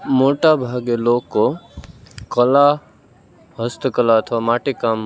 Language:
Gujarati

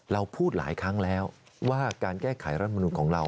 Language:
Thai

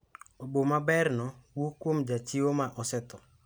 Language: Luo (Kenya and Tanzania)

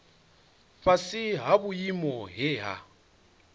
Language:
Venda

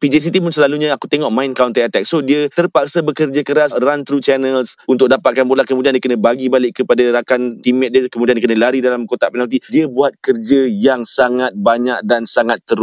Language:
Malay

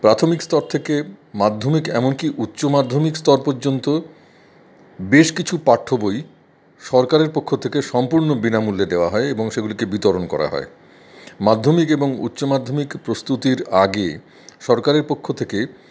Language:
Bangla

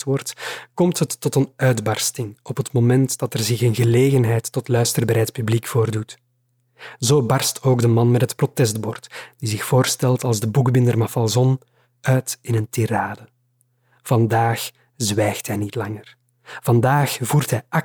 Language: Dutch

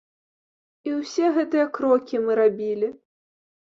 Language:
Belarusian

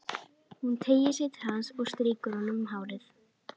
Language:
Icelandic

